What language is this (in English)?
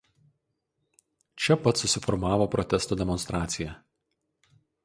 Lithuanian